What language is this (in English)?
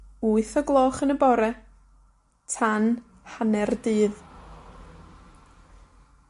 Welsh